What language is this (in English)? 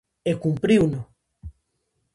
Galician